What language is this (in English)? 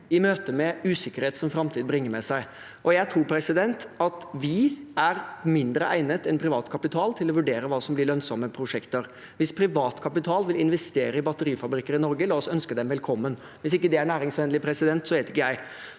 Norwegian